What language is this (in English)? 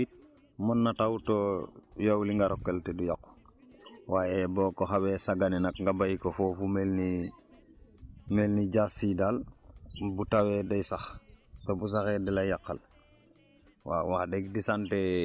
Wolof